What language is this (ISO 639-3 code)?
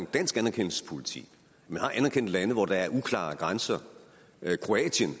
dan